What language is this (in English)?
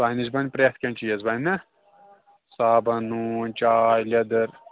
Kashmiri